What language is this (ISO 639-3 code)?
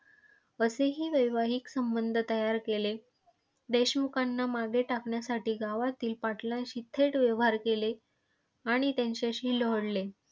mar